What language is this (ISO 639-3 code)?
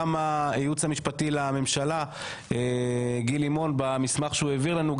heb